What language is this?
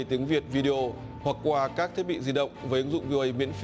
Vietnamese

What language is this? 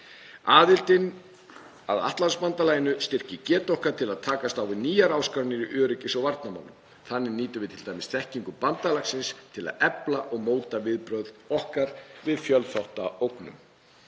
Icelandic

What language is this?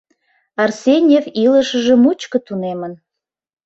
Mari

